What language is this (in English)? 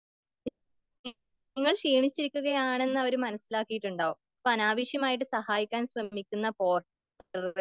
Malayalam